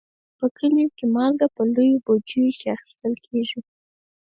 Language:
Pashto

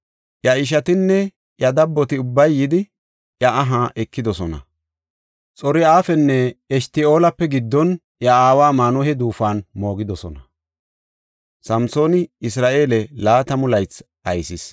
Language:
Gofa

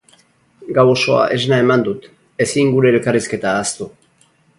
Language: Basque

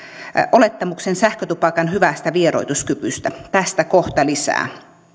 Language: Finnish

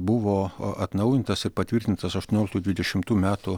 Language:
Lithuanian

